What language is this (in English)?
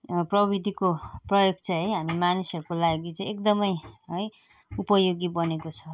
Nepali